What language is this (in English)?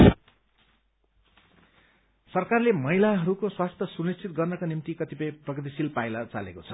Nepali